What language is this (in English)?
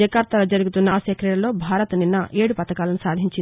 Telugu